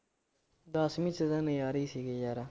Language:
Punjabi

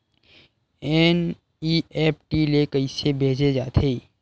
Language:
Chhattisgarhi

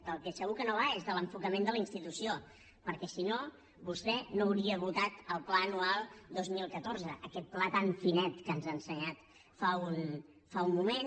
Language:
Catalan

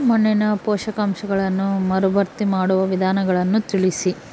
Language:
Kannada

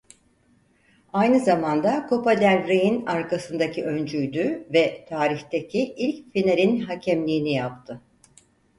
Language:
Turkish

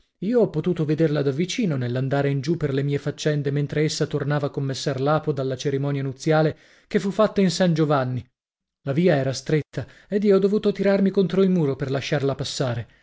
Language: Italian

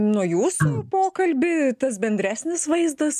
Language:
Lithuanian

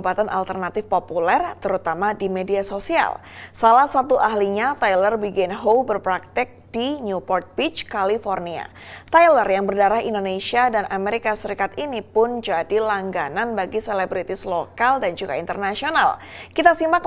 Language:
Indonesian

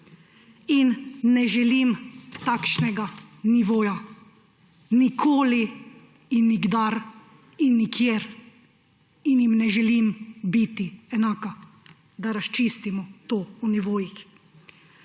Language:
Slovenian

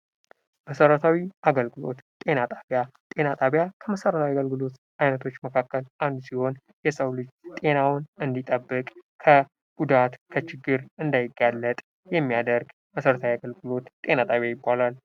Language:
Amharic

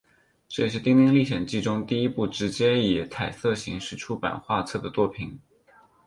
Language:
Chinese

